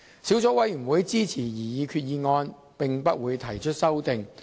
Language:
Cantonese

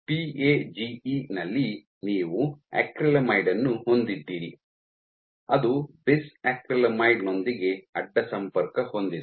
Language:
Kannada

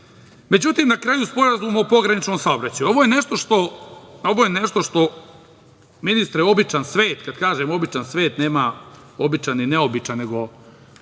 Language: Serbian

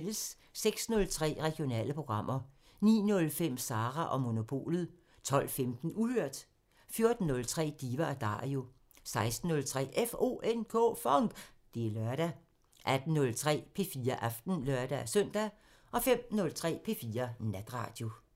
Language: Danish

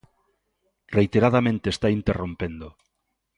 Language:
Galician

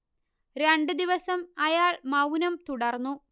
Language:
Malayalam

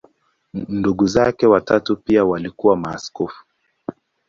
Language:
Swahili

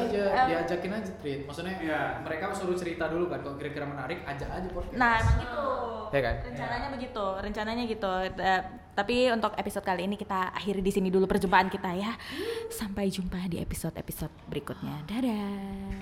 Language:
Indonesian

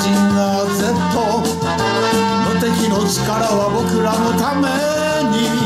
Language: Romanian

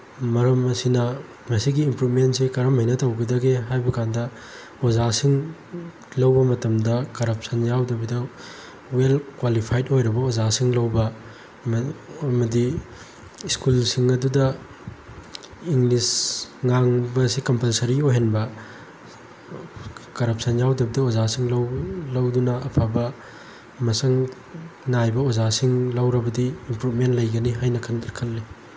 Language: Manipuri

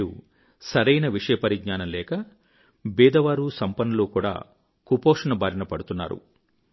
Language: Telugu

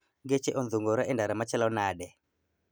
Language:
Luo (Kenya and Tanzania)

